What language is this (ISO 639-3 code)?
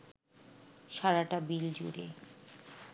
ben